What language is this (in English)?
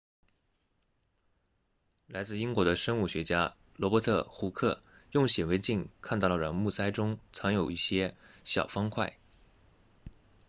Chinese